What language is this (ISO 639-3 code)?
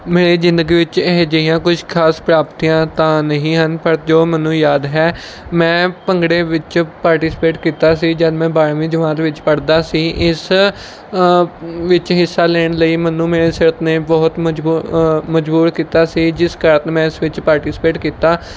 pan